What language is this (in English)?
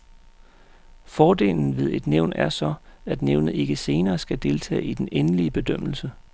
Danish